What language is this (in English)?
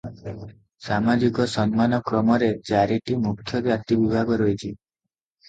Odia